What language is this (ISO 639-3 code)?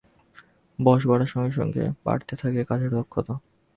ben